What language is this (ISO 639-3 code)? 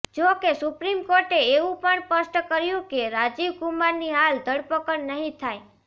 guj